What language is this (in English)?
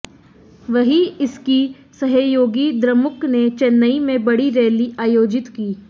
Hindi